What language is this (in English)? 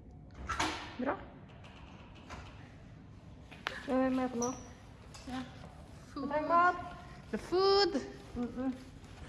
Norwegian